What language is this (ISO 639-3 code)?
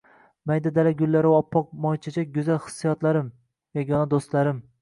uzb